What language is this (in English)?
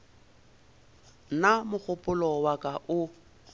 Northern Sotho